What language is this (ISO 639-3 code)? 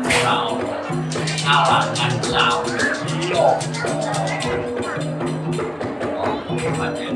ind